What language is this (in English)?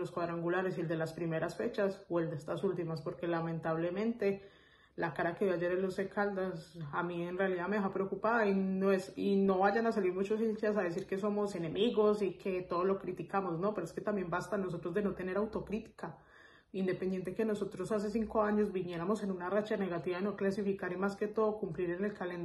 Spanish